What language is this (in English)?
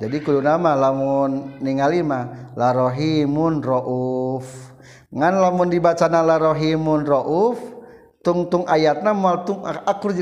Malay